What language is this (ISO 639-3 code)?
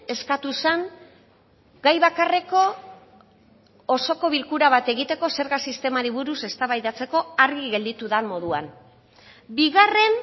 eus